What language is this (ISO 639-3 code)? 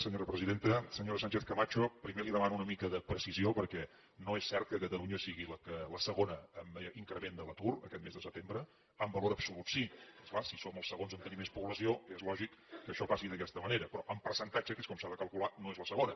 cat